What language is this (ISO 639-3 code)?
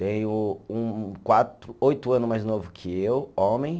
por